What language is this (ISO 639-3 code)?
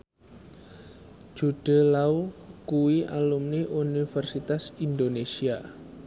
jav